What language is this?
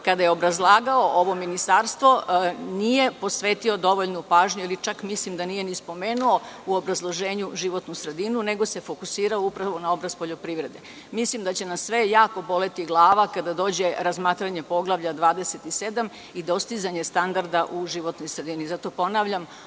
Serbian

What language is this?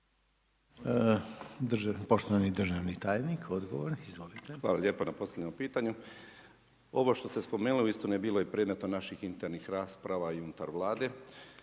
Croatian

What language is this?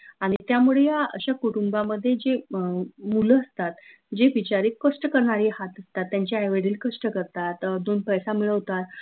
Marathi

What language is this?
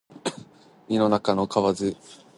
Japanese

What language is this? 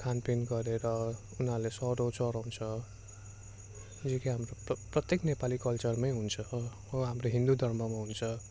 Nepali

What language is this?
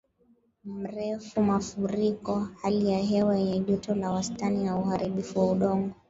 Swahili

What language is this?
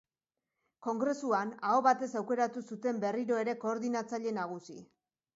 Basque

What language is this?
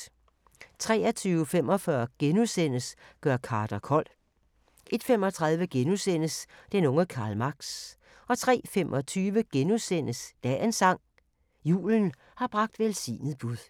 Danish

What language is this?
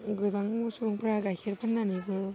Bodo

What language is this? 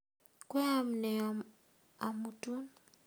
Kalenjin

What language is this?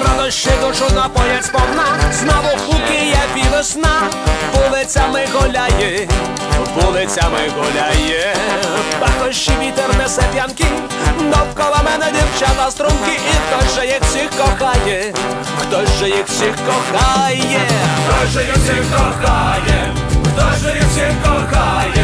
Russian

